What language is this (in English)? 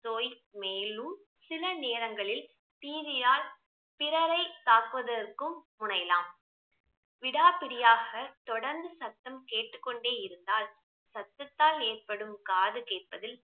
Tamil